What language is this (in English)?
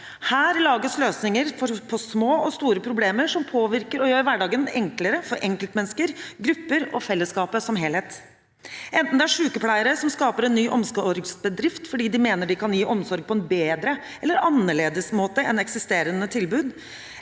Norwegian